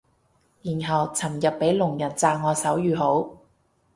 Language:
Cantonese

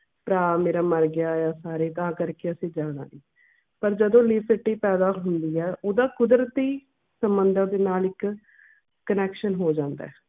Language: Punjabi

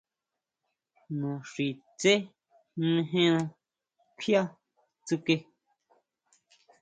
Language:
Huautla Mazatec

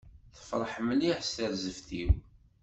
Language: Kabyle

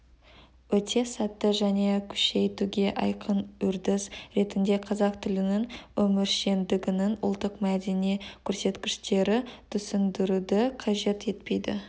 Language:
Kazakh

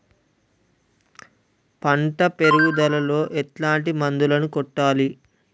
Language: Telugu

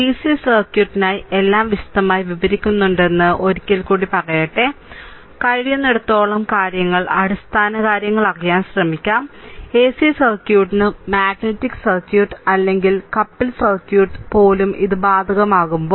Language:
Malayalam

